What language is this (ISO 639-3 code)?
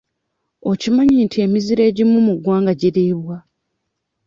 lug